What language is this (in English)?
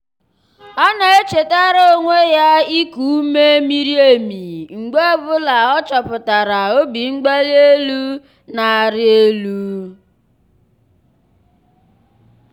Igbo